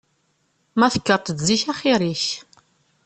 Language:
Kabyle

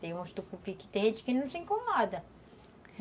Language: Portuguese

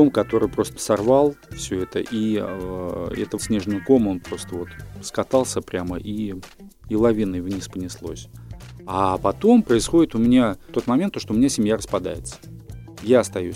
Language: Russian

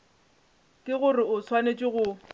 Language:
Northern Sotho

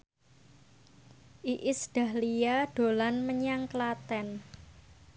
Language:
Javanese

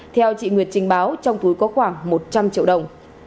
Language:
Vietnamese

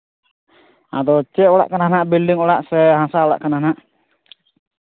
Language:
Santali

